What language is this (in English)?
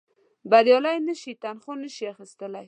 Pashto